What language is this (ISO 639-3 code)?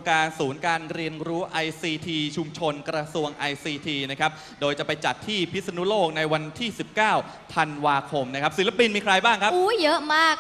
tha